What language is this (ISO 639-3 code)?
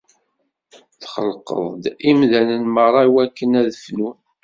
kab